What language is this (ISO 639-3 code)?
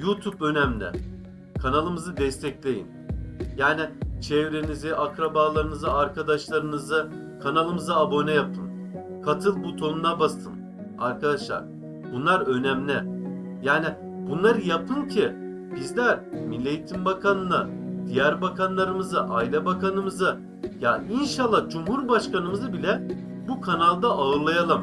tur